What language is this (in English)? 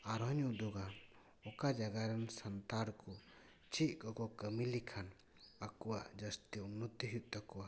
Santali